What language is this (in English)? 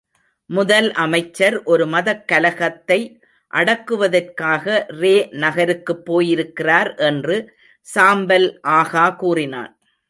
Tamil